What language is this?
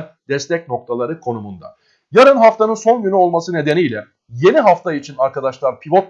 Turkish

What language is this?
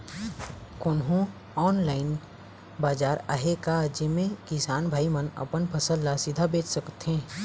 Chhattisgarhi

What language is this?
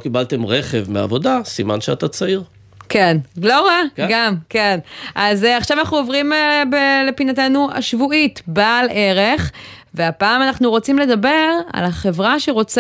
Hebrew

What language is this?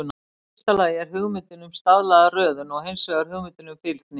Icelandic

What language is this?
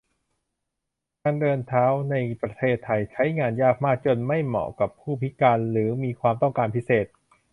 Thai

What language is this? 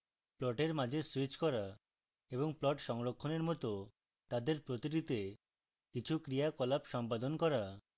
Bangla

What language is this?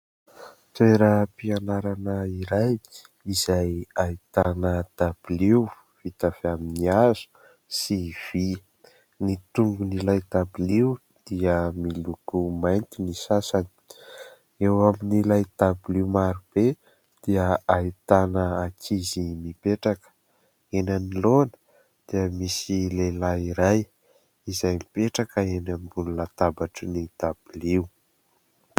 Malagasy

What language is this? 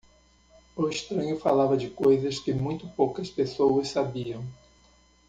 Portuguese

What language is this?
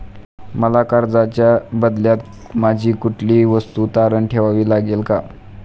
Marathi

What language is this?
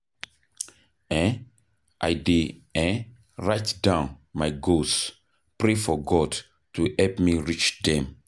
Nigerian Pidgin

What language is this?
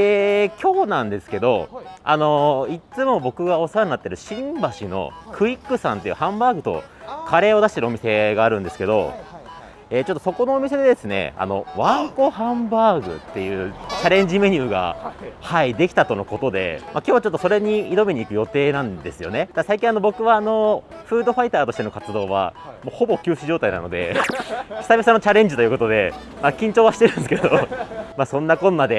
Japanese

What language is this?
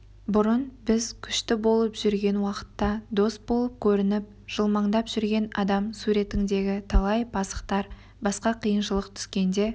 Kazakh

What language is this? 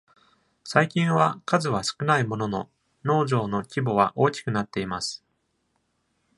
Japanese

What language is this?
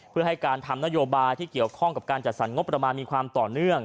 Thai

